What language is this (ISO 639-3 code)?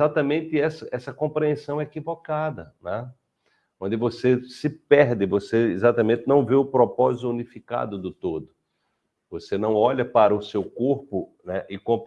por